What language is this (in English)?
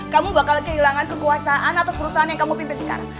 Indonesian